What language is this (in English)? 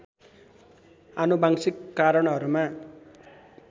Nepali